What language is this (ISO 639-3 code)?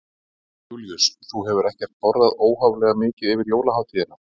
isl